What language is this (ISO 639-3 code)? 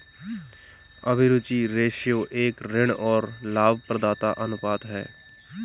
hin